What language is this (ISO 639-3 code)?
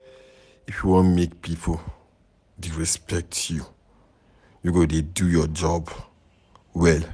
pcm